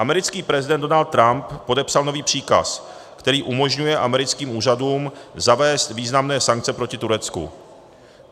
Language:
Czech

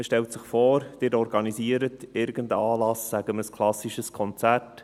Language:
Swiss German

